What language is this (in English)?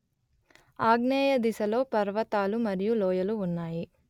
Telugu